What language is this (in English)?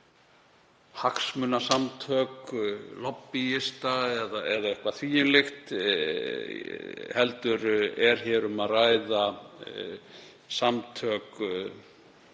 Icelandic